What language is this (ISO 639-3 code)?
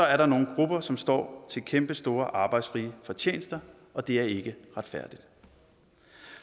dan